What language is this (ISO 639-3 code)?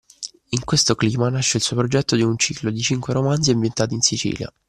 ita